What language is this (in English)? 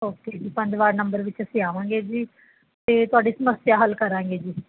Punjabi